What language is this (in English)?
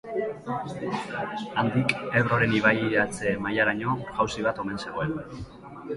Basque